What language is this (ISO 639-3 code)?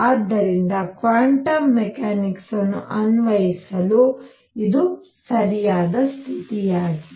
kan